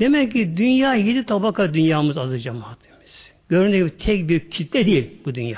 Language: Turkish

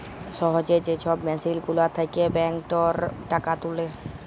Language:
Bangla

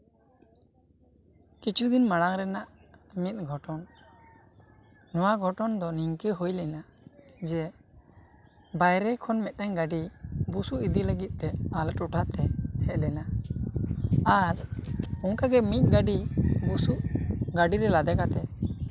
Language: Santali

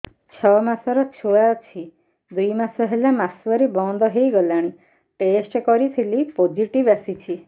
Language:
Odia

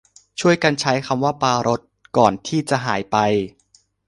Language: Thai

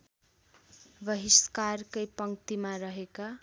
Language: Nepali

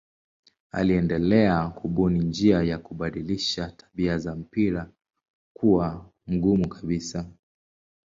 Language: Swahili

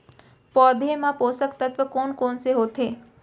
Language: Chhattisgarhi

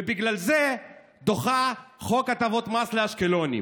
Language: Hebrew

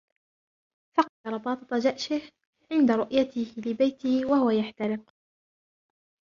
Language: Arabic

